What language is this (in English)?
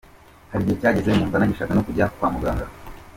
Kinyarwanda